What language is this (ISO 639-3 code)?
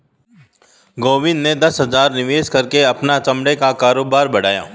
hin